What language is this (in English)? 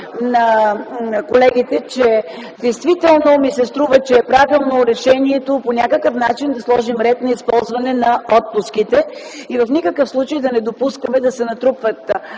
Bulgarian